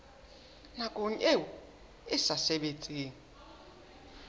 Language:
Southern Sotho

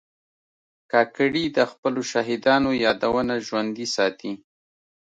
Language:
Pashto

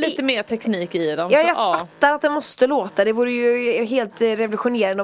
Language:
Swedish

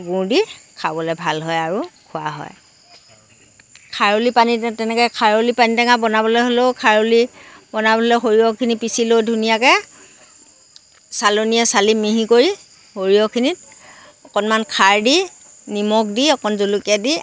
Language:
Assamese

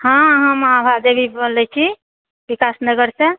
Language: Maithili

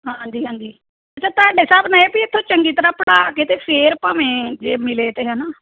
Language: Punjabi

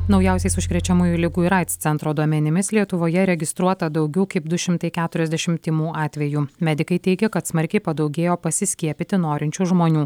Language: Lithuanian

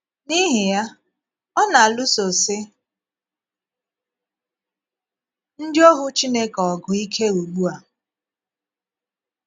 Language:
Igbo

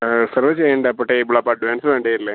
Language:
Malayalam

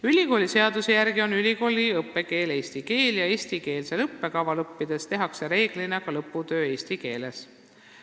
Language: Estonian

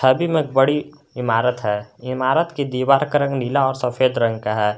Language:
Hindi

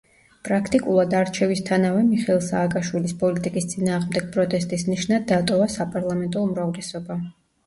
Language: Georgian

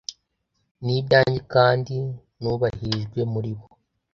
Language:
Kinyarwanda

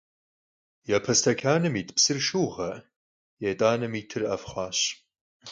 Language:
Kabardian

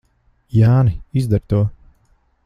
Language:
Latvian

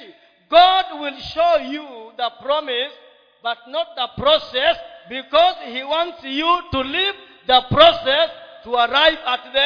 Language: Swahili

